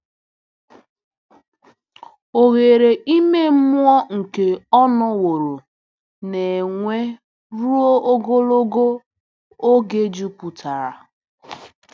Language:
Igbo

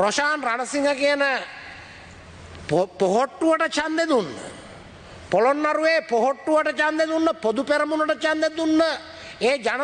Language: Indonesian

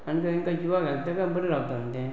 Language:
Konkani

